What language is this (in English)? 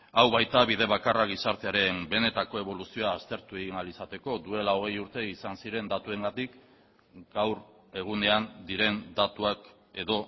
Basque